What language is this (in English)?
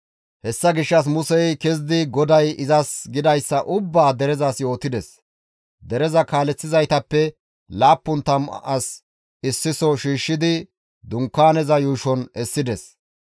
Gamo